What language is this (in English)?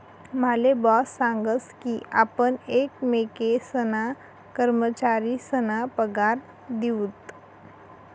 Marathi